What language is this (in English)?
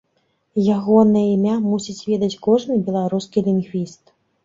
Belarusian